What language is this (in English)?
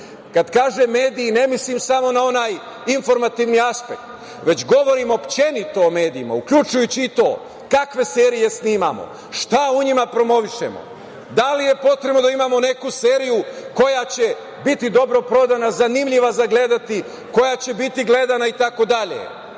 Serbian